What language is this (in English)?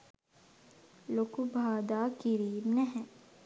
Sinhala